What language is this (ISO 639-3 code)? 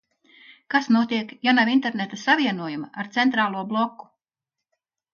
lav